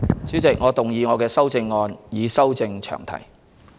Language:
Cantonese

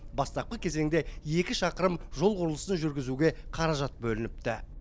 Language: Kazakh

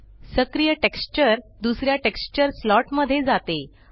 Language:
Marathi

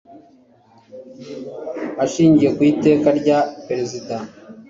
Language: Kinyarwanda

